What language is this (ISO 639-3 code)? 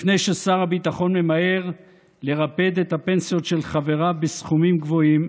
heb